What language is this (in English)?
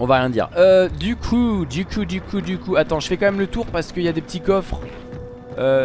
French